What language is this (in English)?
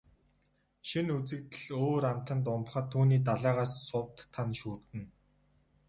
Mongolian